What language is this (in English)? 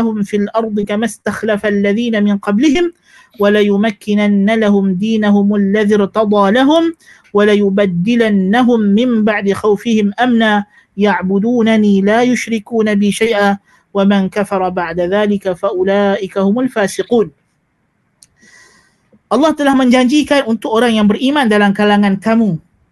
Malay